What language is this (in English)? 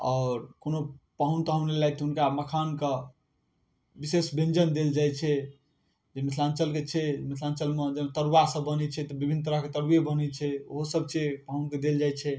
Maithili